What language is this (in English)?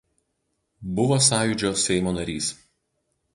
Lithuanian